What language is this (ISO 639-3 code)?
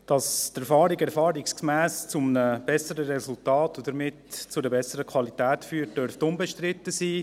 gsw